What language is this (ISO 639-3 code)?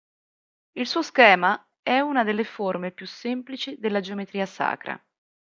ita